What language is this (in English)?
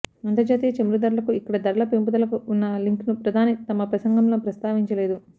Telugu